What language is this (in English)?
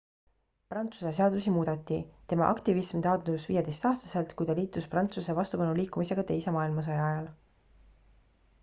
Estonian